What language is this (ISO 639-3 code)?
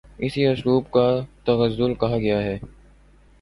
urd